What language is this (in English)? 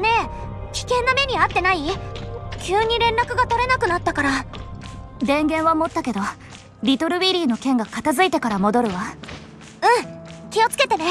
Japanese